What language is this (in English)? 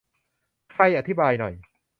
Thai